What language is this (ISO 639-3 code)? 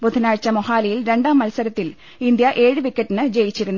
mal